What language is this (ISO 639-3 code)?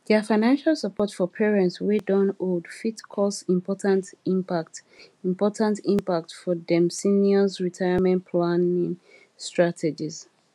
pcm